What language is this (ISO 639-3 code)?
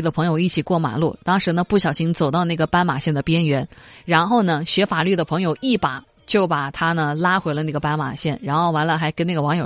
zho